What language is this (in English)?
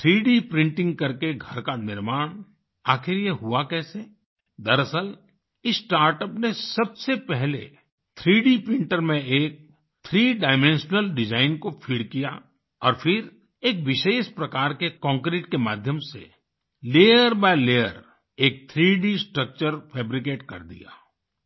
Hindi